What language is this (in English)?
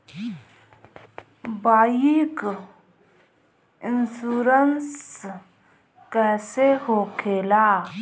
Bhojpuri